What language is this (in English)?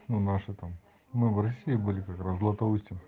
Russian